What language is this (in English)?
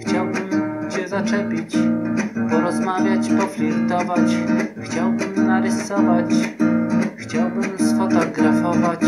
Polish